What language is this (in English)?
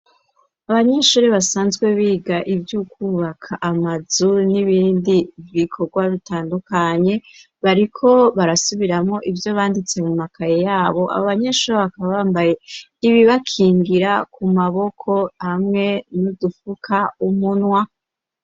Rundi